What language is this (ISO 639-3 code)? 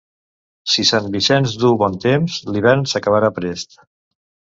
cat